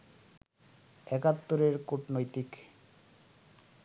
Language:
Bangla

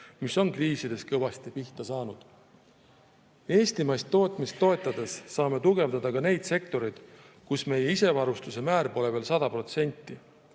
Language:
Estonian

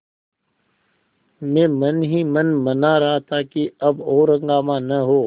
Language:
Hindi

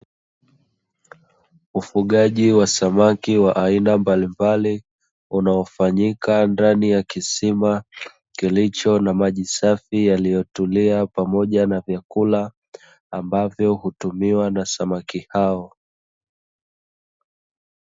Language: Swahili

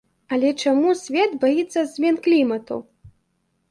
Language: Belarusian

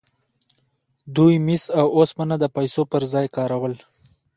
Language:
Pashto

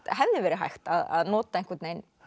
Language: Icelandic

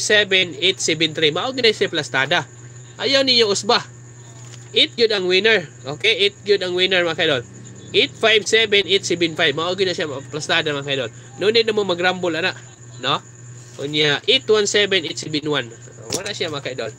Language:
Filipino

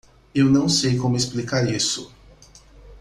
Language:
Portuguese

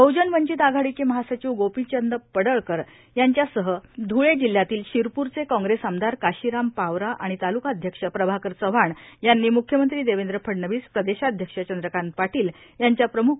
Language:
Marathi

